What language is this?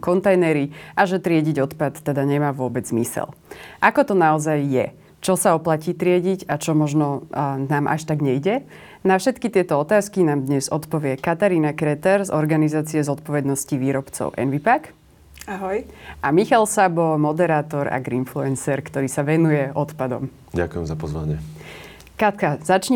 Slovak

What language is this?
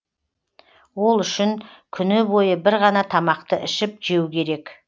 Kazakh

